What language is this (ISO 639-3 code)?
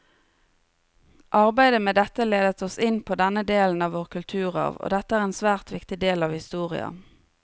nor